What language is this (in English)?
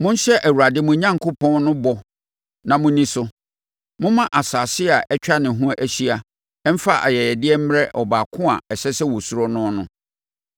Akan